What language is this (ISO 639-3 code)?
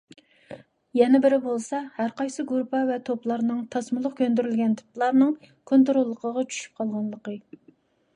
uig